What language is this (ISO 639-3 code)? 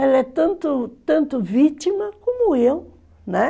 por